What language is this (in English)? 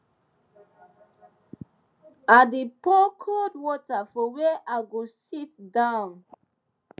Nigerian Pidgin